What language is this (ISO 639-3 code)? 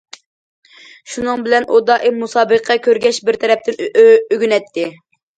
uig